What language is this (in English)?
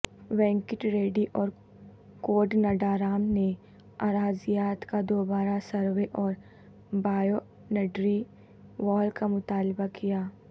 Urdu